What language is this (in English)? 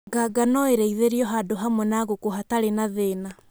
Kikuyu